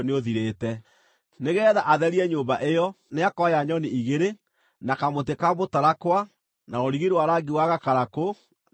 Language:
Kikuyu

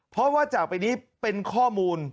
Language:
Thai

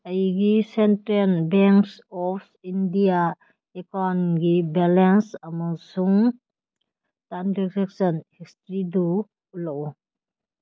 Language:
Manipuri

